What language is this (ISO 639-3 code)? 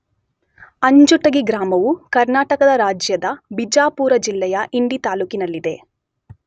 kan